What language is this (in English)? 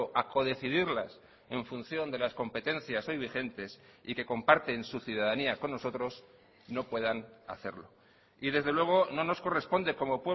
Spanish